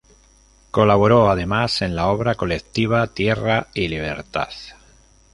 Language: Spanish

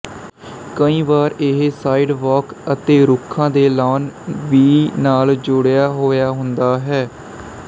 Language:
Punjabi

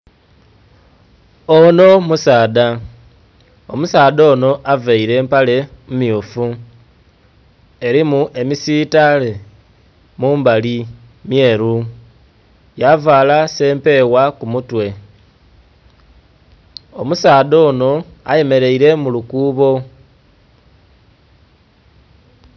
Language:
Soga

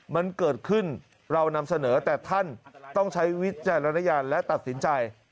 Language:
Thai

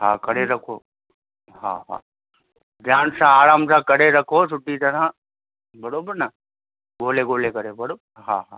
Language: Sindhi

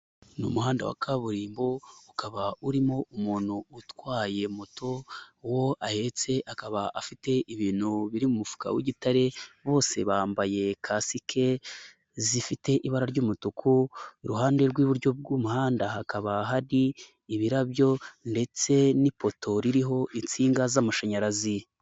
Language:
Kinyarwanda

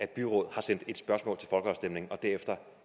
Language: Danish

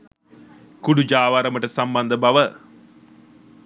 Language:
Sinhala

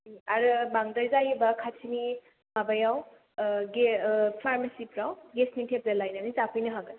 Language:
Bodo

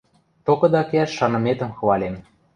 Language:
Western Mari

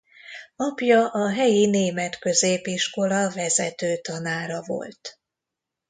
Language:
Hungarian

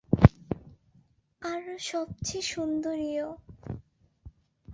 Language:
Bangla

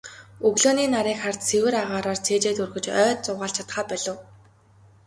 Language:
Mongolian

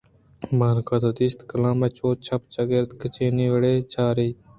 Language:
Eastern Balochi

